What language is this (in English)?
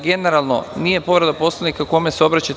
Serbian